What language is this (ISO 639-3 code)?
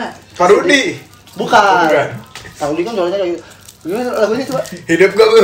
ind